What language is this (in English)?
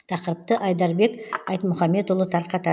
Kazakh